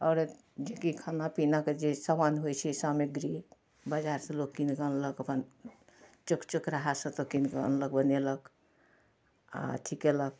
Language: Maithili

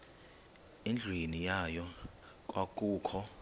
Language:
Xhosa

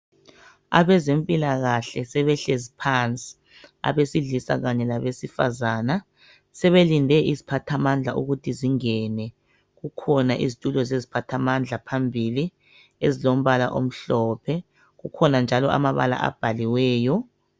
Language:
North Ndebele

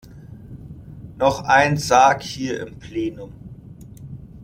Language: German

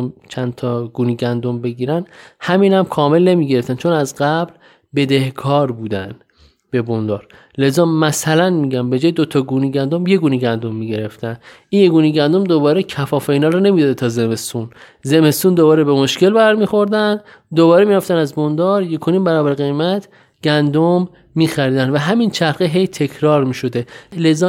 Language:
Persian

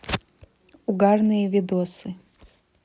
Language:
Russian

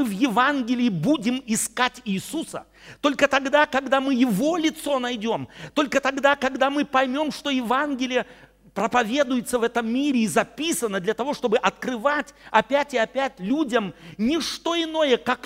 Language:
Russian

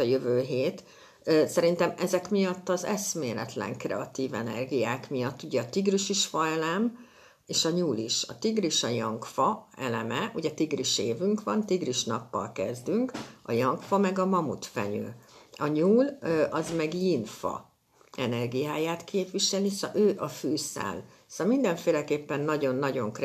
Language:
Hungarian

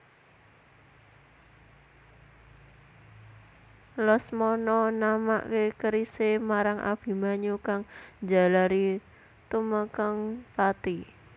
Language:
Javanese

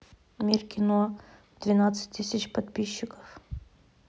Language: Russian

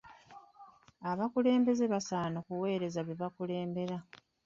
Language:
Ganda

